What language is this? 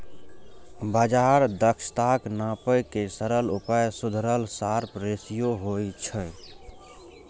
Maithili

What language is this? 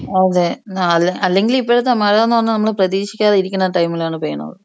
Malayalam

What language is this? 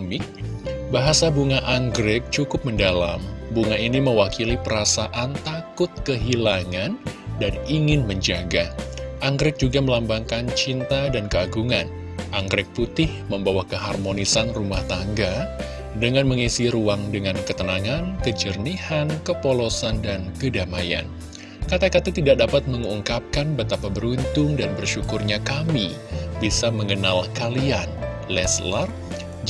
Indonesian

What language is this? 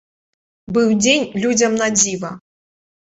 Belarusian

